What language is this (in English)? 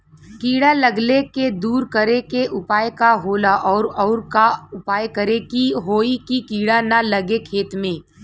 Bhojpuri